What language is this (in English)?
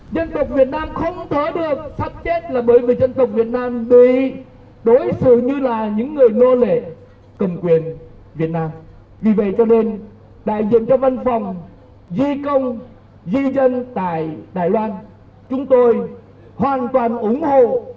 Vietnamese